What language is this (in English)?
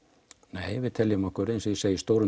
Icelandic